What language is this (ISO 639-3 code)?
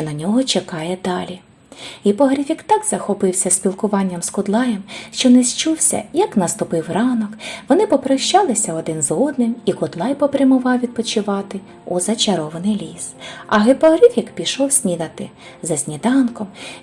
ukr